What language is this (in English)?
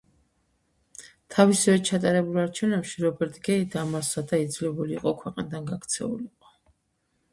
Georgian